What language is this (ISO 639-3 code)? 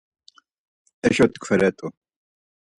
lzz